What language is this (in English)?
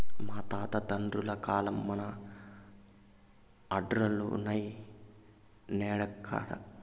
Telugu